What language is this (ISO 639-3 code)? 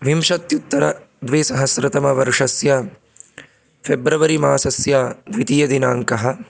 san